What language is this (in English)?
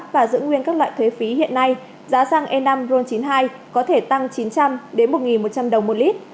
Vietnamese